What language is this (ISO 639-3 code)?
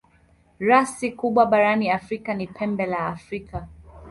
swa